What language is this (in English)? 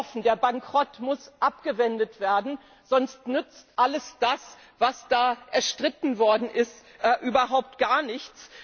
German